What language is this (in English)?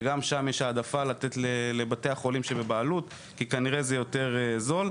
Hebrew